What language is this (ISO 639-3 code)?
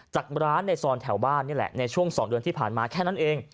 tha